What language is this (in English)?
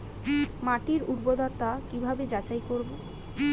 Bangla